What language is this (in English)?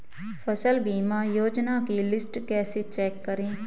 Hindi